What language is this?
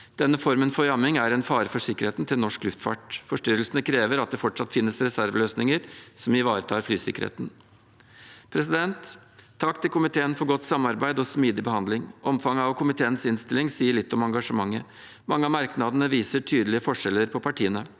Norwegian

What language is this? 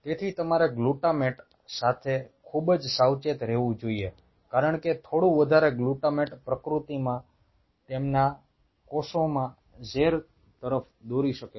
Gujarati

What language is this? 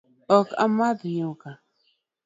Luo (Kenya and Tanzania)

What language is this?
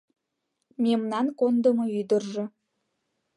Mari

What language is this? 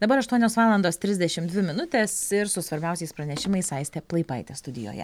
Lithuanian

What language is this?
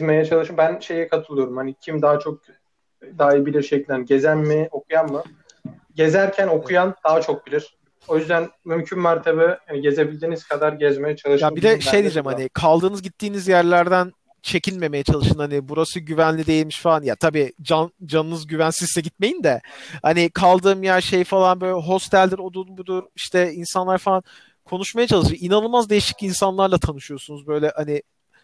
Turkish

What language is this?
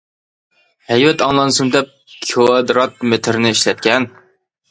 Uyghur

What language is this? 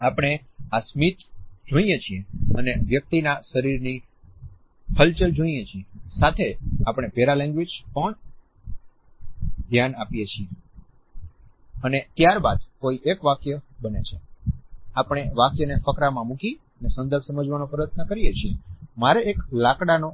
Gujarati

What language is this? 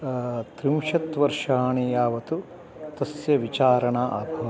Sanskrit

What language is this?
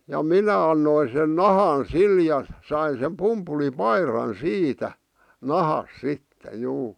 Finnish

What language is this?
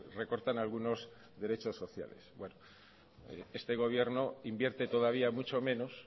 Spanish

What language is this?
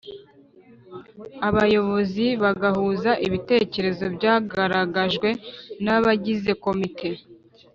Kinyarwanda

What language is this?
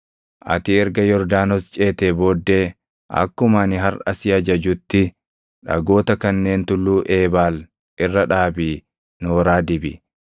Oromo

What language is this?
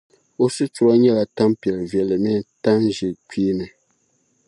Dagbani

